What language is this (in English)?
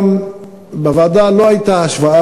Hebrew